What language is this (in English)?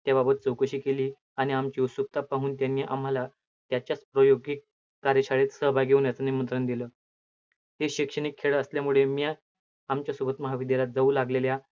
Marathi